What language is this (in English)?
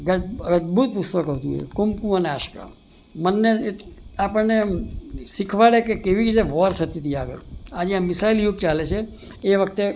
Gujarati